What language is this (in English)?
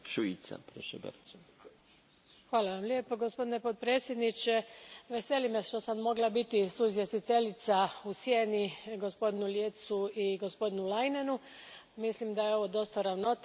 Croatian